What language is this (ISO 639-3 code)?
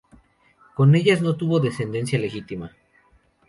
spa